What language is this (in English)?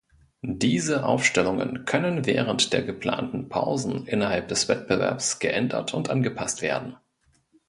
German